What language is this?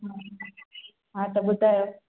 Sindhi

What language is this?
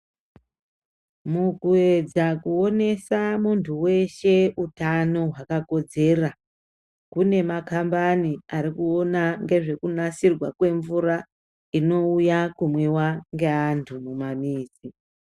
Ndau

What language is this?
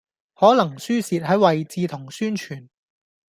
Cantonese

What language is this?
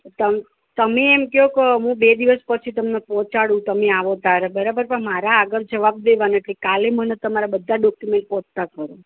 Gujarati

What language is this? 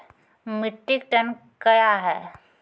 Maithili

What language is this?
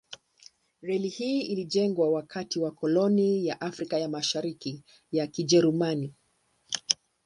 Swahili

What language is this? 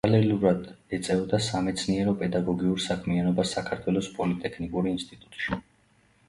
Georgian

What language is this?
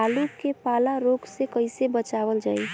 Bhojpuri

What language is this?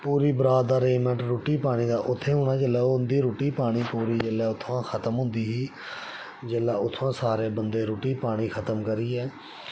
Dogri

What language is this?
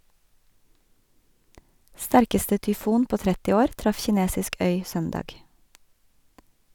Norwegian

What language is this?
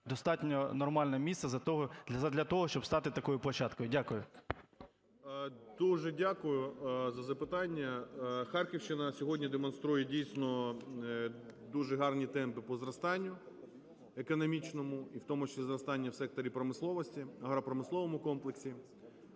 Ukrainian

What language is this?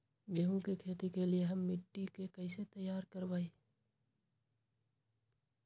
Magahi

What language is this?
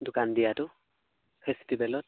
Assamese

